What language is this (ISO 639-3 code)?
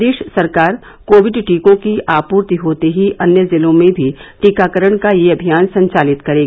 hin